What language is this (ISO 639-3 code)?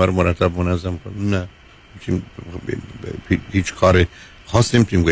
fas